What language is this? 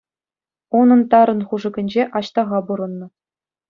Chuvash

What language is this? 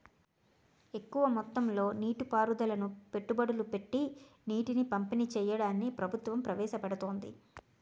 Telugu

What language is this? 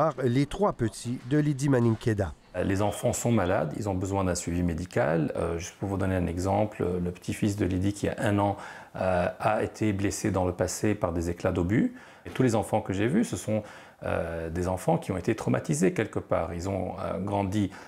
French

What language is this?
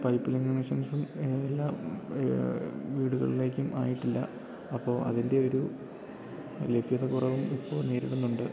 Malayalam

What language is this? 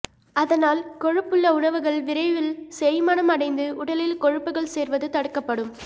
Tamil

